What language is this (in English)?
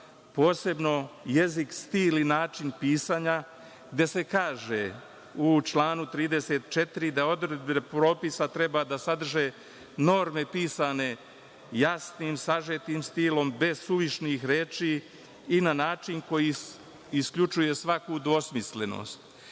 Serbian